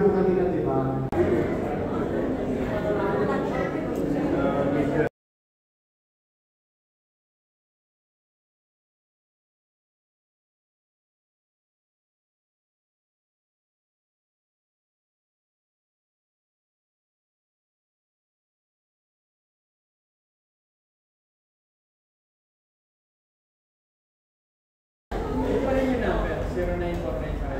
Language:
Filipino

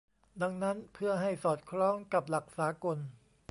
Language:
Thai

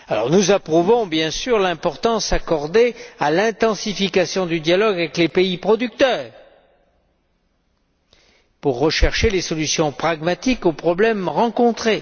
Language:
French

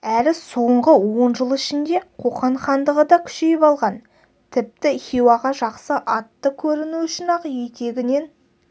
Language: Kazakh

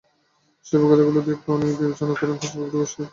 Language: Bangla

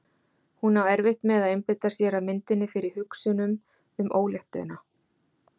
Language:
Icelandic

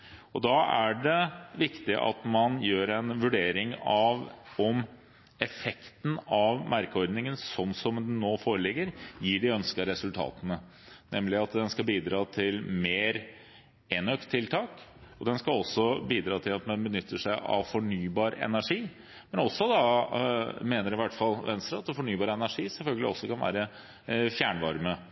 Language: Norwegian Bokmål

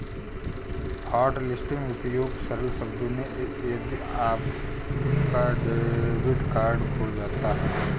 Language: Hindi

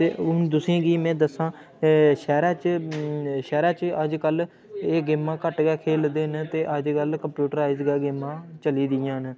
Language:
Dogri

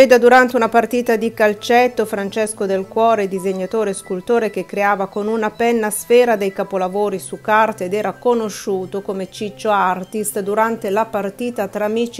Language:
Italian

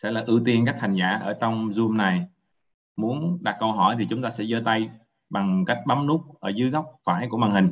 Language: Vietnamese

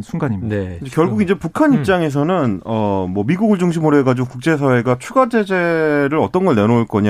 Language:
Korean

